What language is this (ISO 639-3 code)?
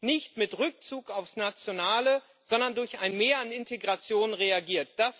deu